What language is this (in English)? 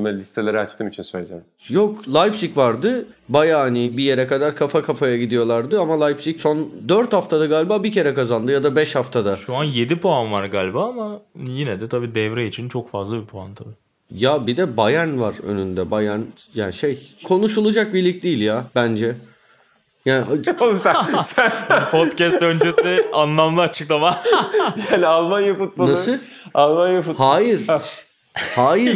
Turkish